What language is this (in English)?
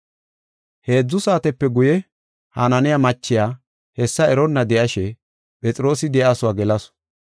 Gofa